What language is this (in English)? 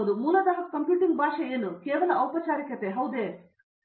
Kannada